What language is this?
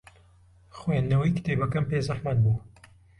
Central Kurdish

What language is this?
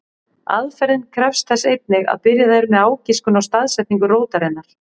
Icelandic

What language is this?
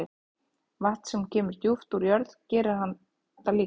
Icelandic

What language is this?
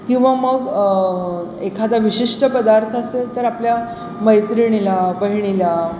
Marathi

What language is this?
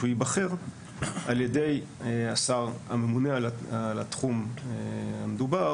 Hebrew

